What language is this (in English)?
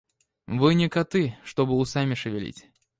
Russian